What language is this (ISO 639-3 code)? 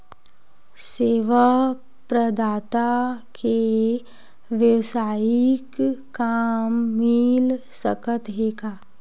hne